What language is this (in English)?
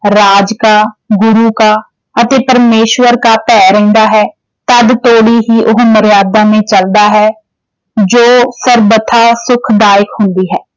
Punjabi